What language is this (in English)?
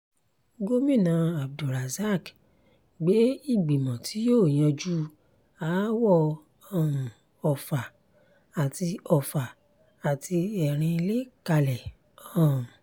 Yoruba